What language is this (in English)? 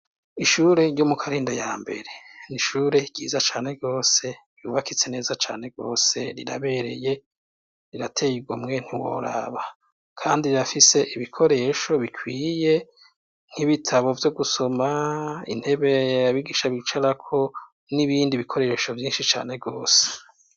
Rundi